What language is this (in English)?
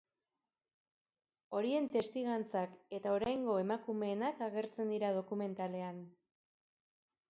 Basque